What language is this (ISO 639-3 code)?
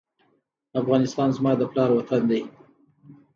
pus